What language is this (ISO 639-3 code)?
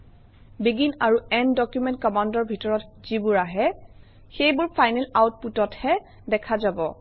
asm